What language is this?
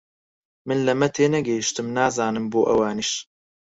Central Kurdish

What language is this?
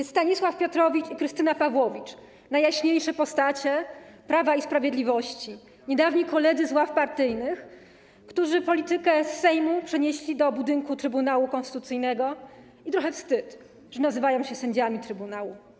Polish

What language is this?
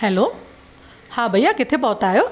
Sindhi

